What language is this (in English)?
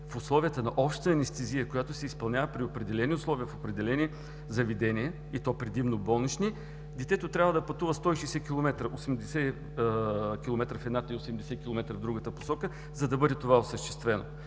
Bulgarian